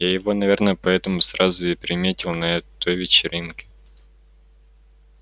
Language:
Russian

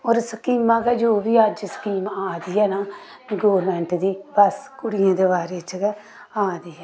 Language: Dogri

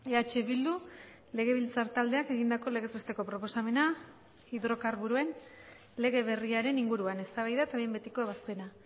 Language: Basque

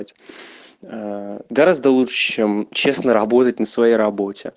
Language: Russian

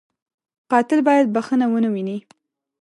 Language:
Pashto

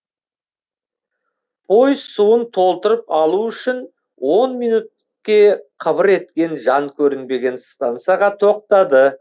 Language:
Kazakh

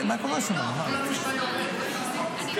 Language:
Hebrew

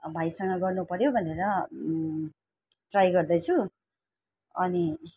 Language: Nepali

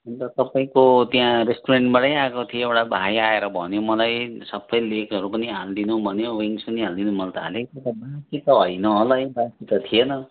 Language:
Nepali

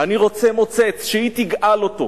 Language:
Hebrew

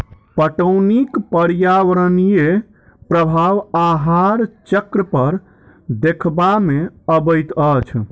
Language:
Maithili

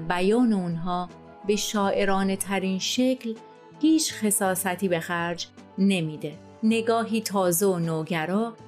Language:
Persian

